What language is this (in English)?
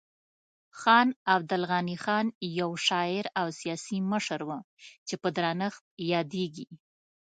Pashto